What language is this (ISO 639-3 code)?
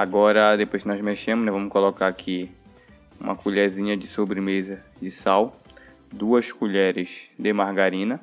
por